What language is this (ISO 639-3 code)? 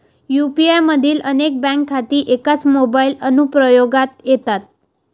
mar